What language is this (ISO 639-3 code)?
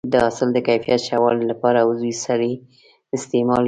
pus